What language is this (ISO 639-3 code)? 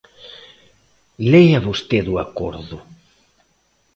glg